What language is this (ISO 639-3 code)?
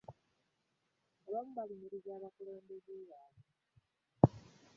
lug